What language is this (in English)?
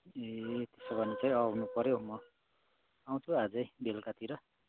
Nepali